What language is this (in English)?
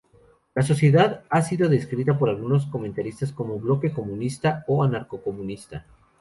Spanish